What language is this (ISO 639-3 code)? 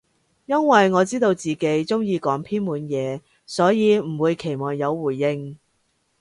yue